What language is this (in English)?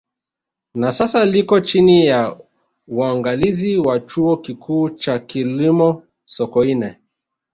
Swahili